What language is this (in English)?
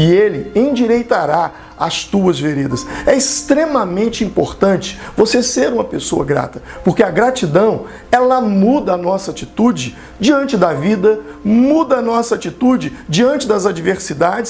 Portuguese